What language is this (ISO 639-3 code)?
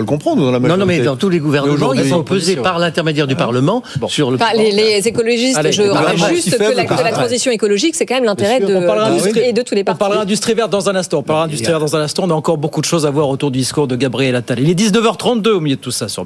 fra